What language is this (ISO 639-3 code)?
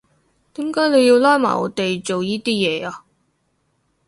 yue